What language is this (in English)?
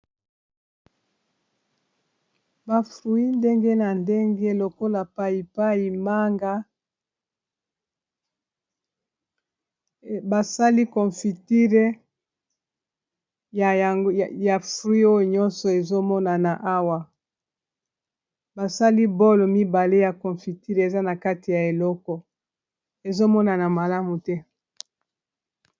Lingala